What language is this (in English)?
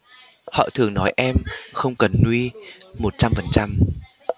Vietnamese